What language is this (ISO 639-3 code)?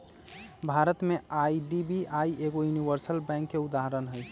mag